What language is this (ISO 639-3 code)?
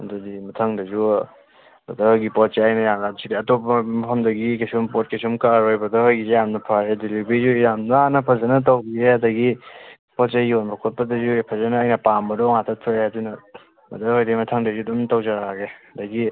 mni